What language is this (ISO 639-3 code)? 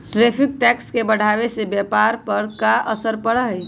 mag